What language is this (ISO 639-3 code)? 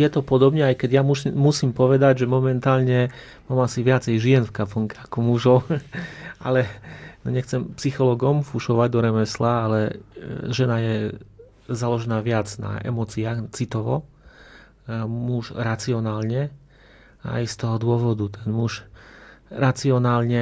slk